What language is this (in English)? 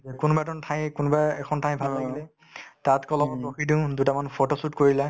Assamese